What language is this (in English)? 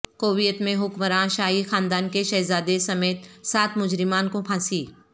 Urdu